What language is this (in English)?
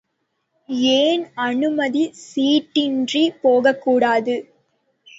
Tamil